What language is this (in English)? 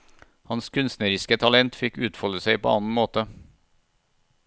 Norwegian